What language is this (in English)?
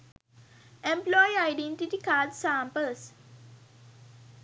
Sinhala